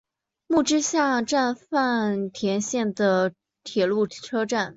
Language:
Chinese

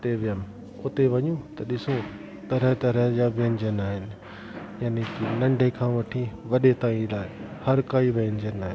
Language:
Sindhi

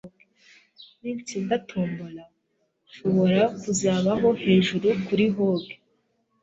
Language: Kinyarwanda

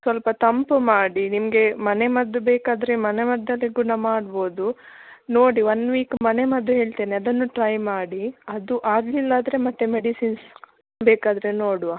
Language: Kannada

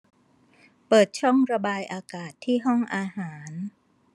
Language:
Thai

